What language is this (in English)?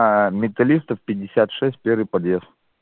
Russian